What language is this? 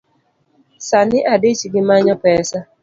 Luo (Kenya and Tanzania)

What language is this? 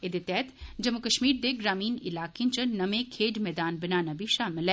Dogri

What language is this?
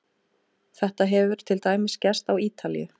Icelandic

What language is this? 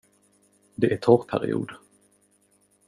Swedish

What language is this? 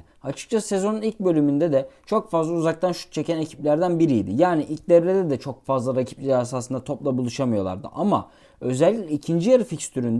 Turkish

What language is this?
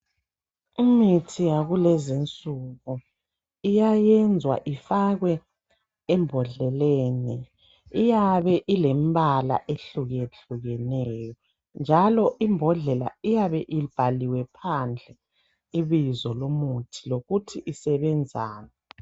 North Ndebele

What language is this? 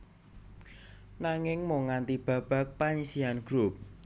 Javanese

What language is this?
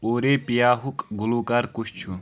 Kashmiri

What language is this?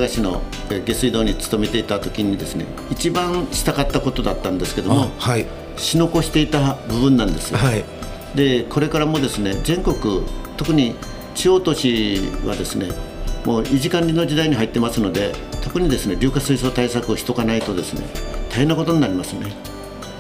Japanese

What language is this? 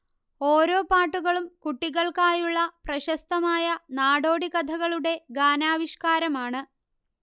Malayalam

